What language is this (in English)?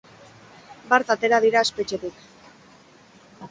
Basque